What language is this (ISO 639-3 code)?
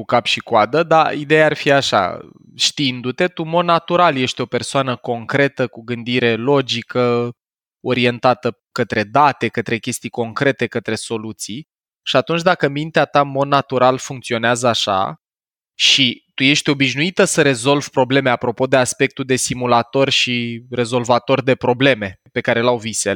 ron